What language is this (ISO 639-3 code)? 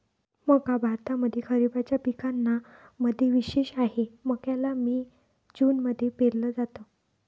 mar